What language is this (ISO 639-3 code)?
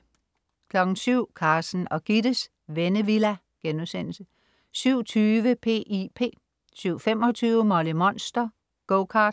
dan